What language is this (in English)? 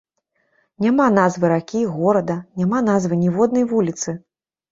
Belarusian